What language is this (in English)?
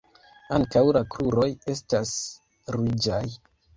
Esperanto